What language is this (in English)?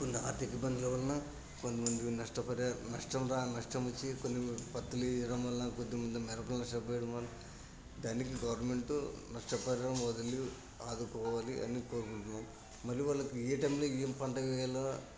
Telugu